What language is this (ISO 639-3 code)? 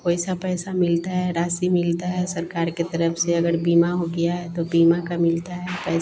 hin